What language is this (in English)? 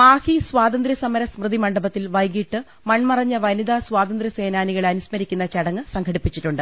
Malayalam